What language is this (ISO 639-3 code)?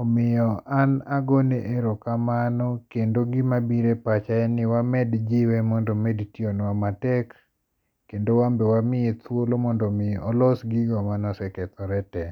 luo